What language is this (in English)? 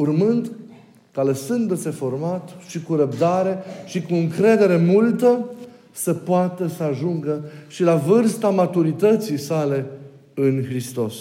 Romanian